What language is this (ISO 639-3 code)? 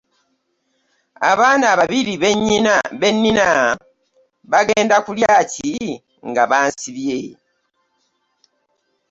lug